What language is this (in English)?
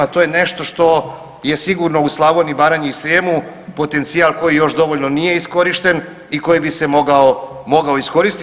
Croatian